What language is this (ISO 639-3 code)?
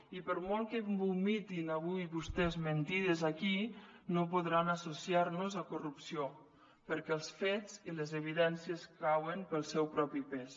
cat